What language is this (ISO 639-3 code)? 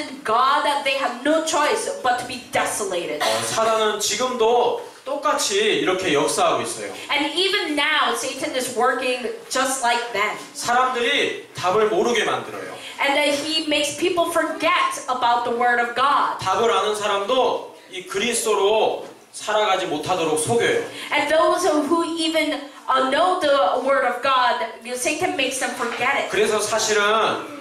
kor